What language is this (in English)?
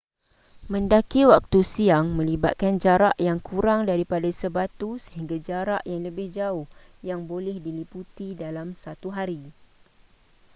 Malay